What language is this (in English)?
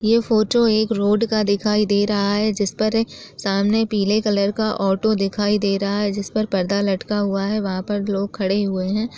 Chhattisgarhi